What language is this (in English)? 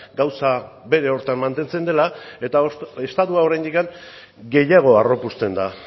Basque